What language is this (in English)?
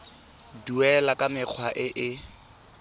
Tswana